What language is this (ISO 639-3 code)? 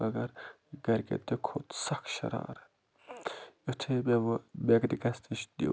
kas